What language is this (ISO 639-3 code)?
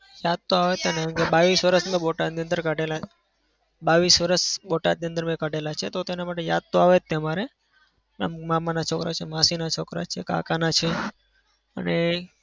guj